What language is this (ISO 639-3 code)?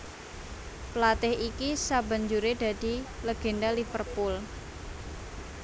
jav